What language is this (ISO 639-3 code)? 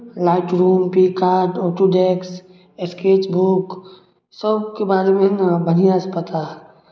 mai